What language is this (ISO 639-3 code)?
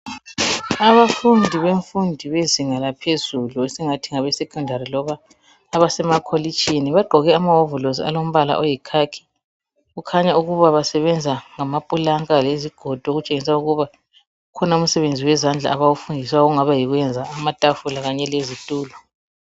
nde